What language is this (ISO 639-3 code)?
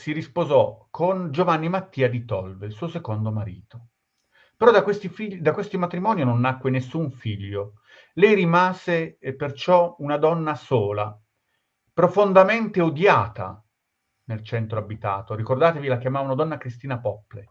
ita